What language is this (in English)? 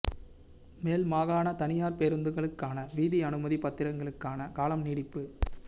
Tamil